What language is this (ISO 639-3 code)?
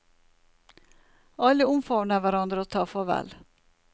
nor